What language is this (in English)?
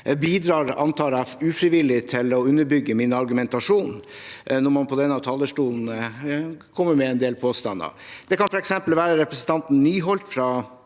Norwegian